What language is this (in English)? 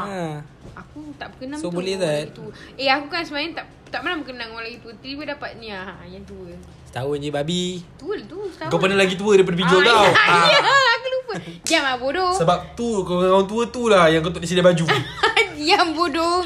Malay